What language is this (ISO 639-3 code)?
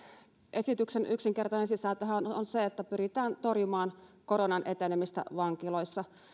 fin